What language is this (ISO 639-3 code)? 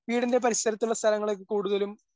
mal